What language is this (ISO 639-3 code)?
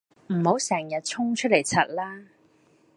yue